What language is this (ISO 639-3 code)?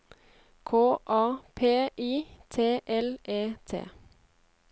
nor